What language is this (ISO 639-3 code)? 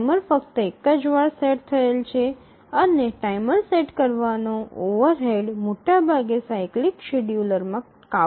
guj